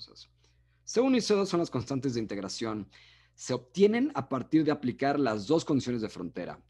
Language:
Spanish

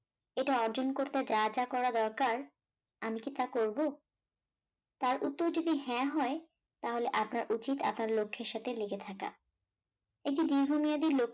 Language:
Bangla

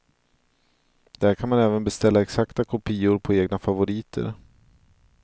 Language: Swedish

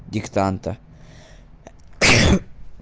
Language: Russian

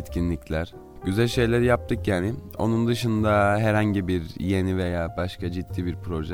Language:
Turkish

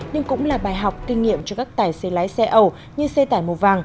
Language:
Vietnamese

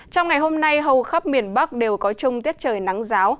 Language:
Vietnamese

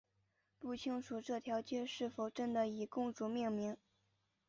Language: Chinese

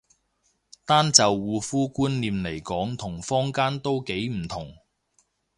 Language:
Cantonese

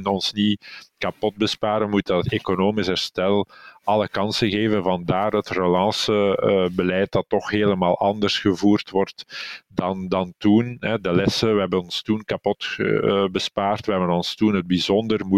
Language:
Dutch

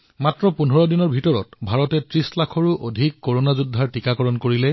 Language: Assamese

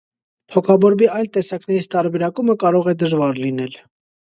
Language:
Armenian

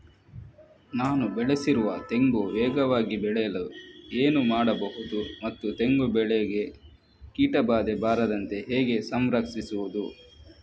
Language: Kannada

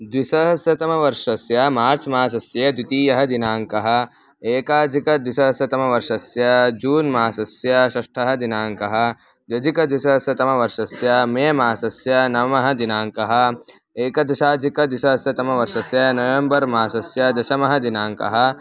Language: Sanskrit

